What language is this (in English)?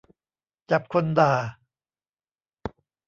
Thai